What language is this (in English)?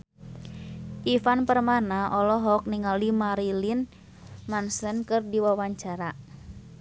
Sundanese